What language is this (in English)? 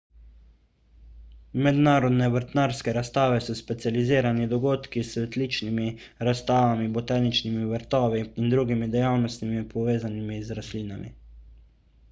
Slovenian